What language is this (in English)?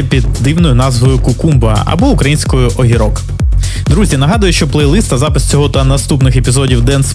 Ukrainian